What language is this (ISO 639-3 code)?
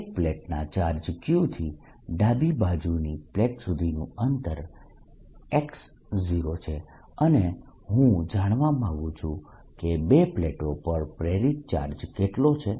guj